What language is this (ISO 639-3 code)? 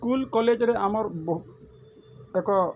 ori